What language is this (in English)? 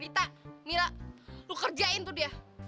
Indonesian